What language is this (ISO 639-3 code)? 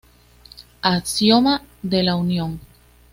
spa